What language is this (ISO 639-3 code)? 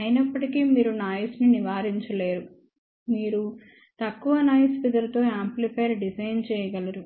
tel